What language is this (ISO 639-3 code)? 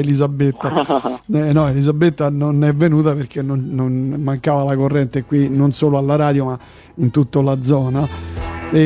ita